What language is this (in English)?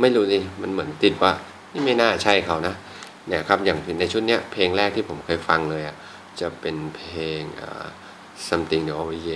Thai